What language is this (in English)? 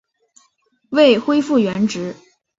Chinese